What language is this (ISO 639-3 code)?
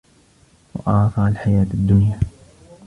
ara